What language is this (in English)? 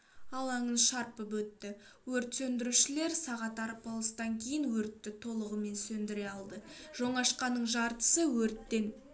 Kazakh